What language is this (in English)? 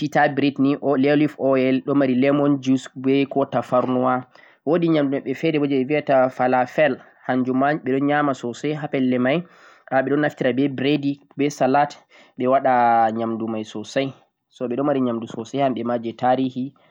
Central-Eastern Niger Fulfulde